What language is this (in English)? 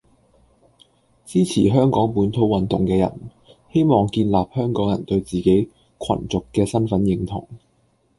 Cantonese